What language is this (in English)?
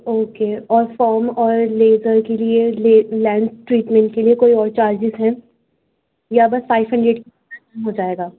Urdu